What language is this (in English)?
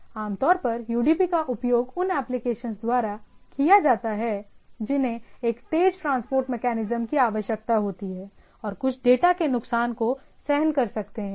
Hindi